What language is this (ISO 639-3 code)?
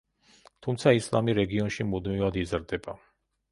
kat